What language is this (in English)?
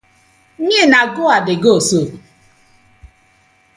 Nigerian Pidgin